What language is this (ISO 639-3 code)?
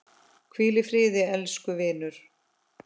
isl